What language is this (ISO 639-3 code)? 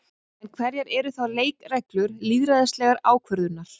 isl